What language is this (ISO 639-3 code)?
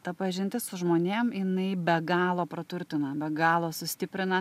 lit